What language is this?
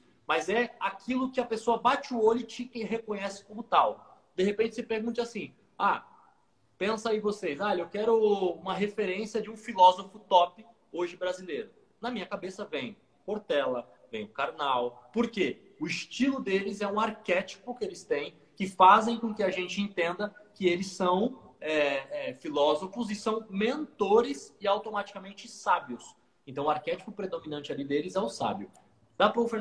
Portuguese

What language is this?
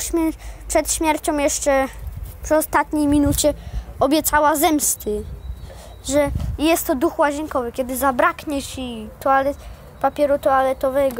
Polish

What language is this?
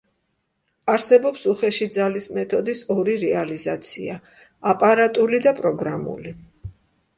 Georgian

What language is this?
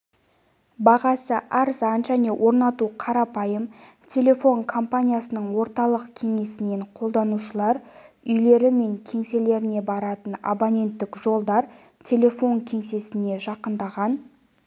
Kazakh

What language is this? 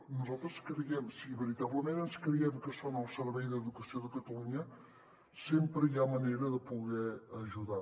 Catalan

